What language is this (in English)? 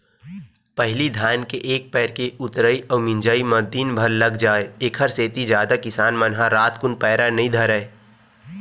Chhattisgarhi